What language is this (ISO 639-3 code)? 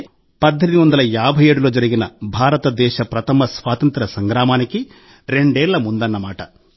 tel